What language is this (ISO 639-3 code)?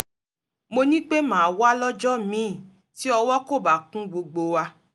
yor